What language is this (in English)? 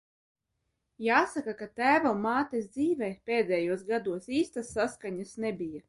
Latvian